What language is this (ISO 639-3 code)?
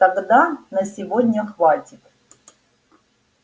rus